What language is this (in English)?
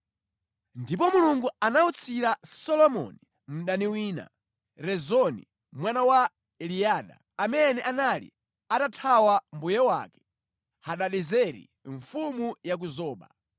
Nyanja